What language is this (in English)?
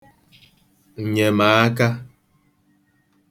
Igbo